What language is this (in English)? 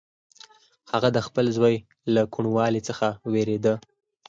Pashto